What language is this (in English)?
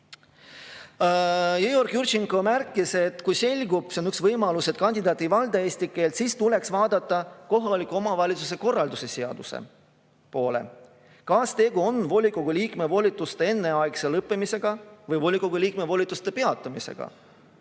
Estonian